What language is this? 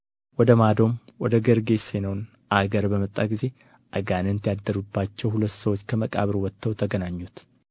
Amharic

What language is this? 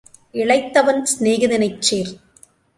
Tamil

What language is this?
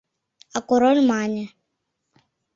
Mari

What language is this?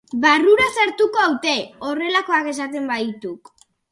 Basque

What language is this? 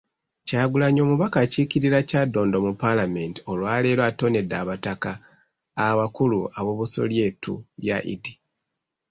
Ganda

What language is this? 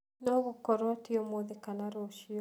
Kikuyu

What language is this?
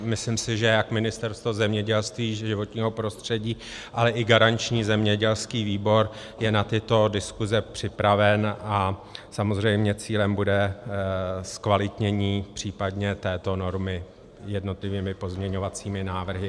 Czech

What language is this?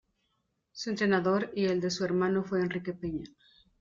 Spanish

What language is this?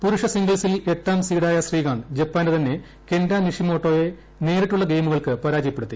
Malayalam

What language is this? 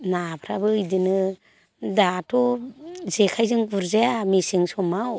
Bodo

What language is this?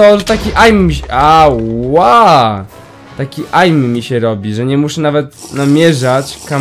Polish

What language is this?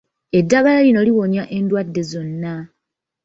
Ganda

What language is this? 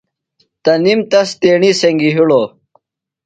Phalura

